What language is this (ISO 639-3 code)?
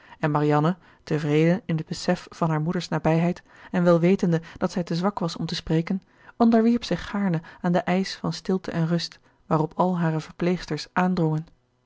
nld